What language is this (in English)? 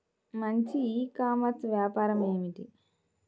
Telugu